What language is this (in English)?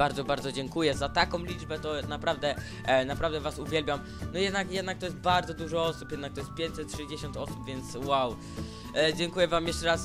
Polish